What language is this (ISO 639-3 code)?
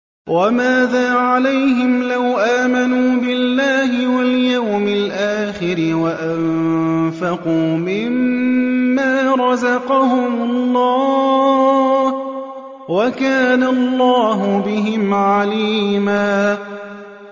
ara